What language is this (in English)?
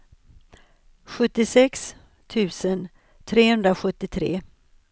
Swedish